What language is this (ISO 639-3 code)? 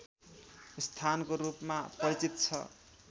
nep